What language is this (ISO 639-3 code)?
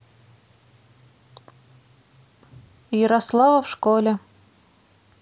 rus